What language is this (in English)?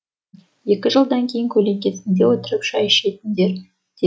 Kazakh